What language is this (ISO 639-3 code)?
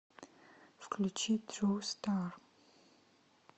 rus